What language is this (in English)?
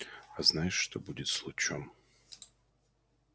Russian